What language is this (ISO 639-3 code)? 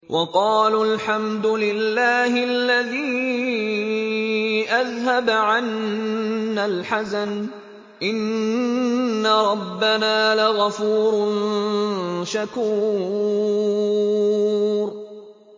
ara